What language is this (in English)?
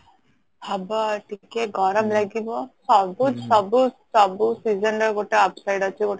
Odia